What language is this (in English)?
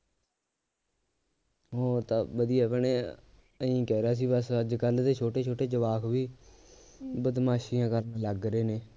Punjabi